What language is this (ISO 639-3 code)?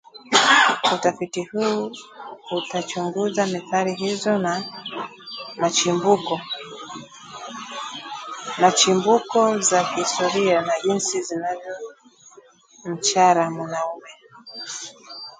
swa